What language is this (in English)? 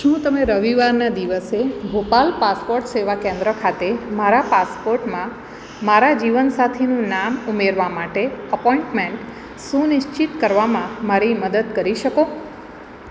Gujarati